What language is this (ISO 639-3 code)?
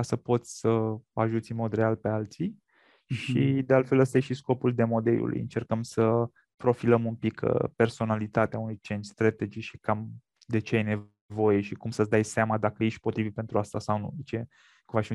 ron